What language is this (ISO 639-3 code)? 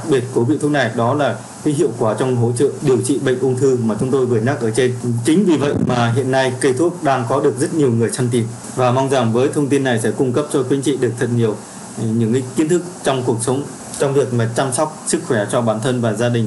vie